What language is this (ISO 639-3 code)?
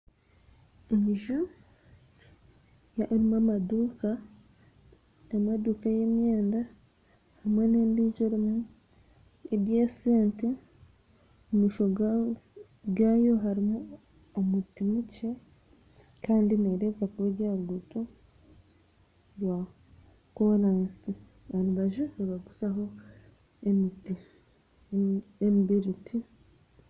nyn